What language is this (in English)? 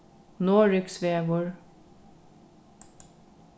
Faroese